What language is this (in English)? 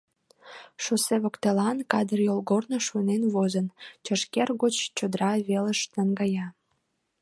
Mari